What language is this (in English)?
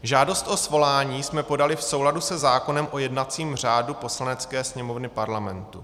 Czech